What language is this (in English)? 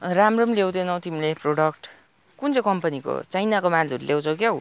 Nepali